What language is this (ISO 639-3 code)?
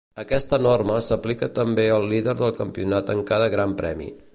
cat